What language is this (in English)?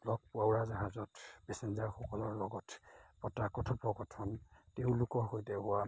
Assamese